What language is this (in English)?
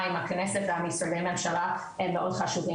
Hebrew